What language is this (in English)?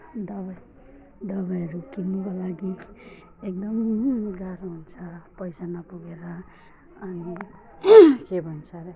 Nepali